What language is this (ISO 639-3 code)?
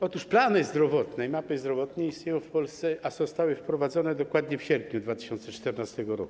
pol